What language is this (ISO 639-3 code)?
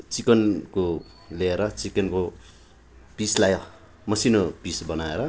nep